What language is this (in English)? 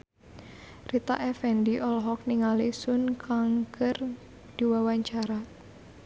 Sundanese